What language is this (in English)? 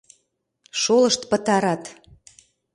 Mari